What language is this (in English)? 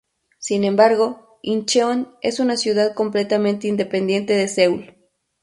Spanish